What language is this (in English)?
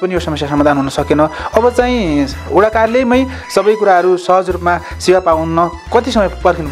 Arabic